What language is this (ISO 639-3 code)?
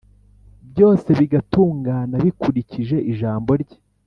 kin